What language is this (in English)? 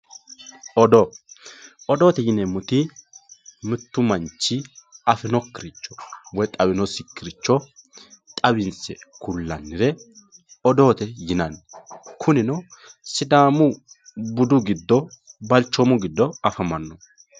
Sidamo